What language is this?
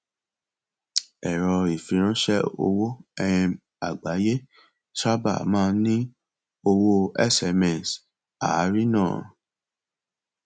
Yoruba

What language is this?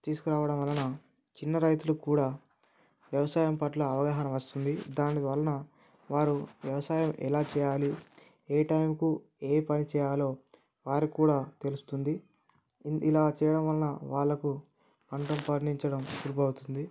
Telugu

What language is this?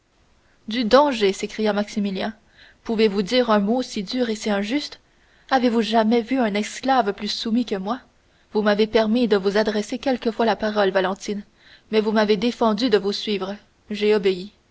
French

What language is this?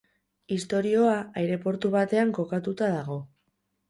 Basque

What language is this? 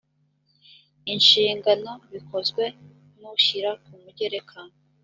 Kinyarwanda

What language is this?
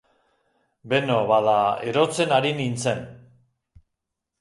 Basque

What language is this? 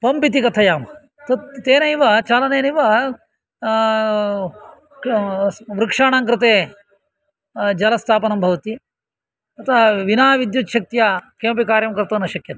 Sanskrit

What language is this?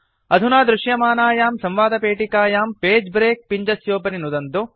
Sanskrit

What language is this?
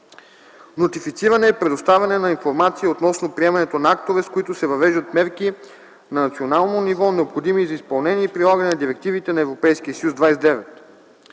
Bulgarian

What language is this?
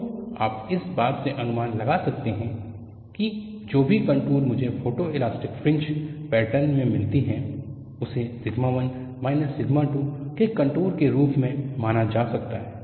Hindi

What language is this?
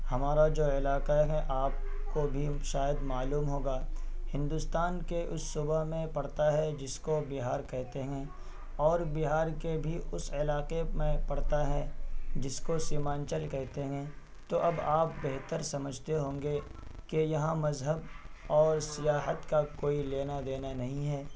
Urdu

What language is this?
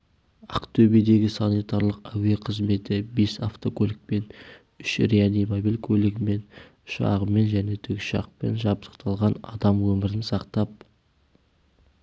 Kazakh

